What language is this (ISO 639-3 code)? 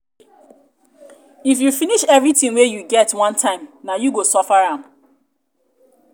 pcm